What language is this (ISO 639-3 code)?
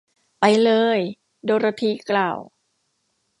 tha